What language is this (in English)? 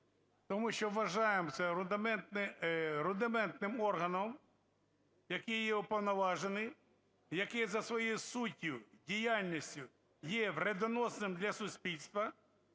Ukrainian